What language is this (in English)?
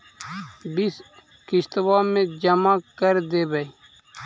Magahi